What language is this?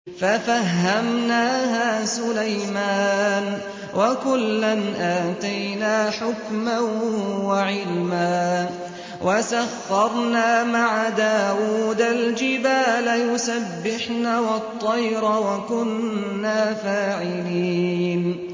Arabic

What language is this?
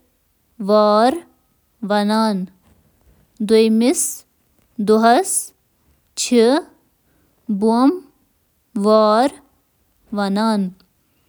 Kashmiri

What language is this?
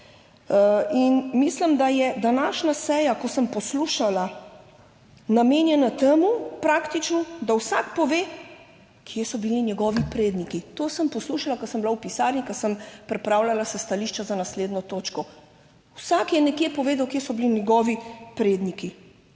Slovenian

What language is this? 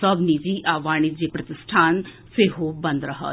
Maithili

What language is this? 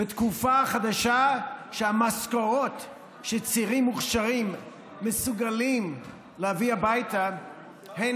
Hebrew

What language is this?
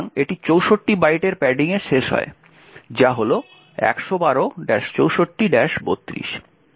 Bangla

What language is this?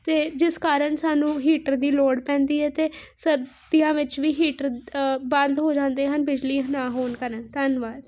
Punjabi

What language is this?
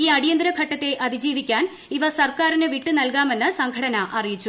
Malayalam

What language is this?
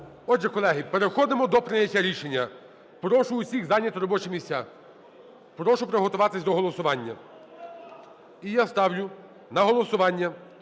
Ukrainian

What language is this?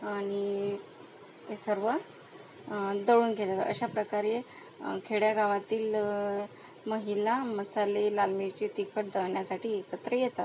Marathi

